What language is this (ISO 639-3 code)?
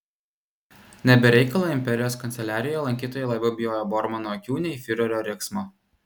lit